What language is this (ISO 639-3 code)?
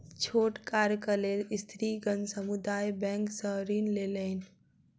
mai